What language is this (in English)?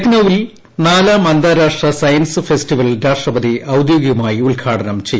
Malayalam